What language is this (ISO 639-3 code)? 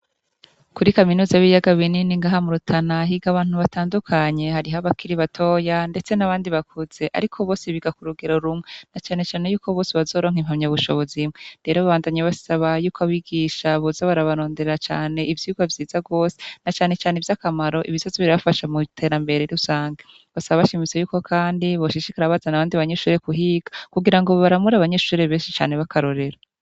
run